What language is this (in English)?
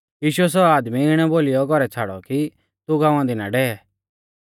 Mahasu Pahari